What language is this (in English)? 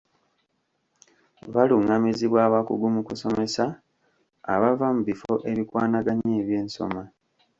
Ganda